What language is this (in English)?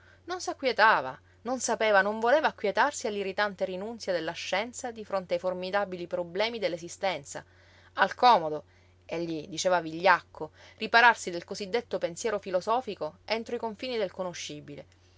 Italian